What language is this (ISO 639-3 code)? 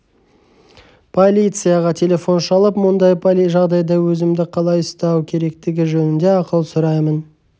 kaz